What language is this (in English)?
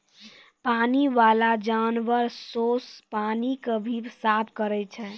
Maithili